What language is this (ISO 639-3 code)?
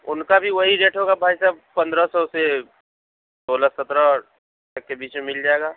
urd